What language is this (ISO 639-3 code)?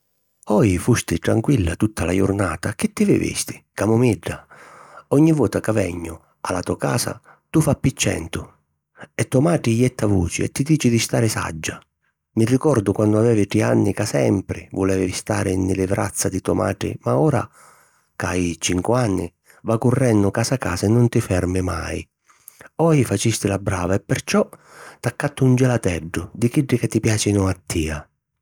scn